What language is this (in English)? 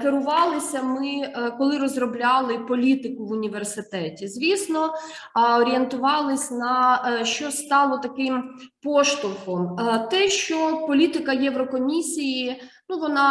Ukrainian